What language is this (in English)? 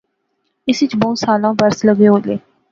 Pahari-Potwari